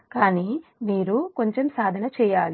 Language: Telugu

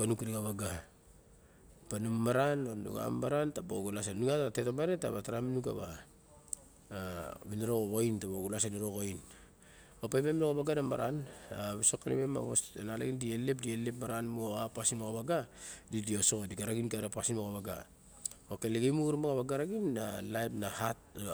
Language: Barok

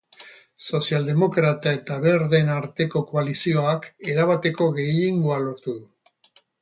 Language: Basque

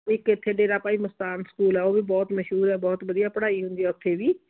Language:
Punjabi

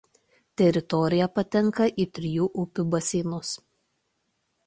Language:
Lithuanian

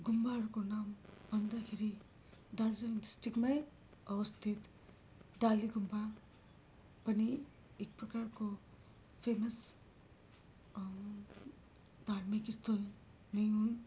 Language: Nepali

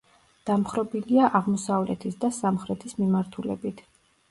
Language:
Georgian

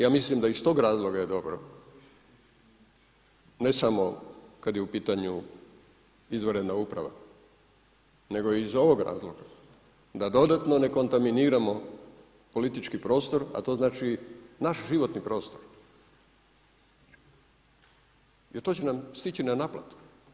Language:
Croatian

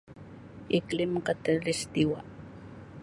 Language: Sabah Malay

